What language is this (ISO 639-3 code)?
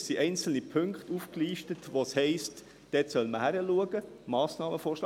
gsw